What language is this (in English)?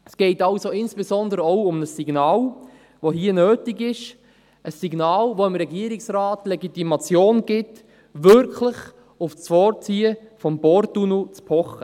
Swiss German